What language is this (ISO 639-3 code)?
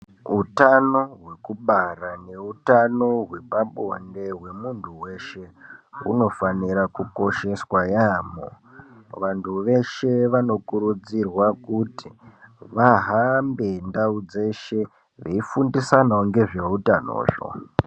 ndc